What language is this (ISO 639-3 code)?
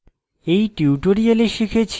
ben